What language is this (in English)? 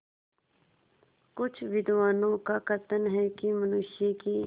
Hindi